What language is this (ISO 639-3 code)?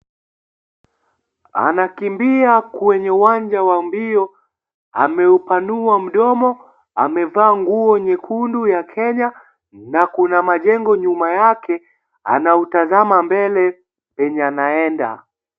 swa